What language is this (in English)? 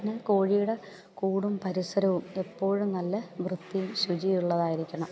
Malayalam